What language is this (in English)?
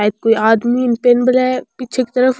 Rajasthani